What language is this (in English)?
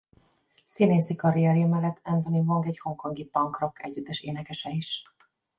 Hungarian